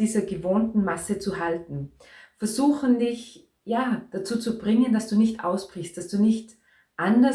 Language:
German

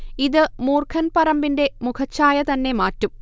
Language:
Malayalam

